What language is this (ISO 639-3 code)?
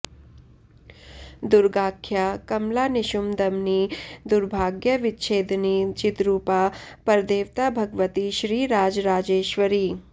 san